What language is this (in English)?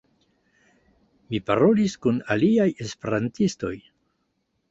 Esperanto